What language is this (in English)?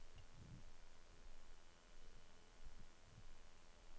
Norwegian